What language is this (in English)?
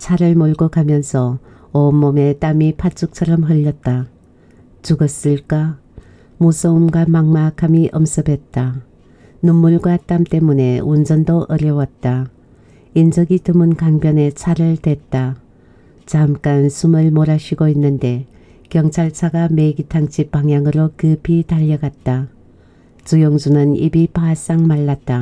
Korean